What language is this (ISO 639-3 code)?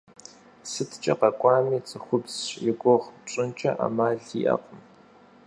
kbd